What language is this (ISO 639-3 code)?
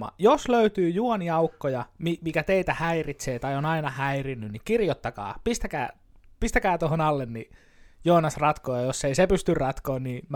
fin